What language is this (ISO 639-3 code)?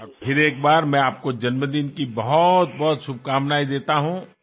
tel